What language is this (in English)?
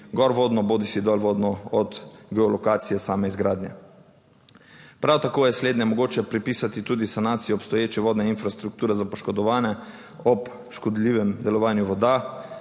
Slovenian